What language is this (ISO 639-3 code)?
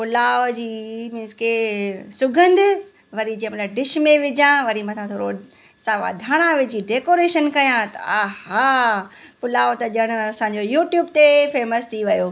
snd